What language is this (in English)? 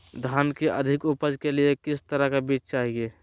Magahi